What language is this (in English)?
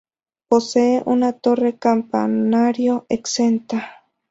Spanish